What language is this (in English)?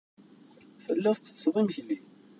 Kabyle